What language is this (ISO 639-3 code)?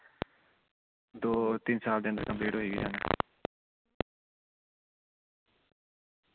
doi